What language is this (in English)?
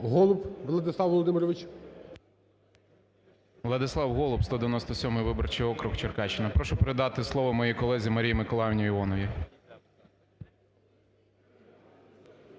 Ukrainian